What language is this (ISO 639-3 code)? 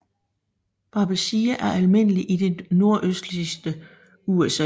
dan